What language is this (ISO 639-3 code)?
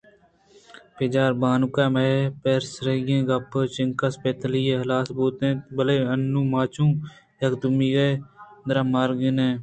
bgp